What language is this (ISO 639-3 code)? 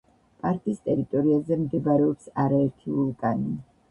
kat